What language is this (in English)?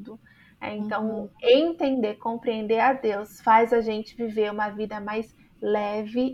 Portuguese